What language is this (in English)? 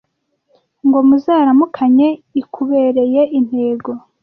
Kinyarwanda